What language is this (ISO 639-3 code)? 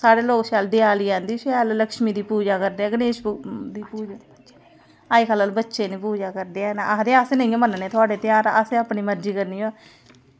doi